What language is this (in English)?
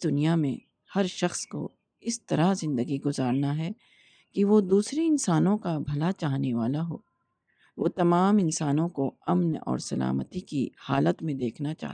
Urdu